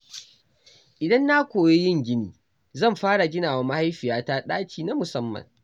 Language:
Hausa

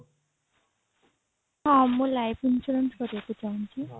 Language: Odia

